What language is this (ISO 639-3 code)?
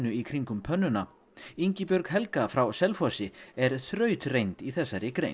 isl